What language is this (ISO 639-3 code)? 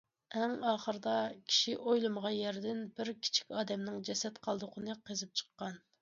uig